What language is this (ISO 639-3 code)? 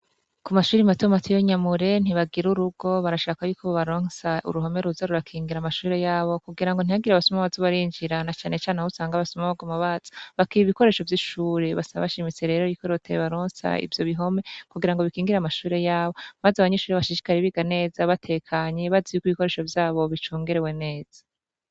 run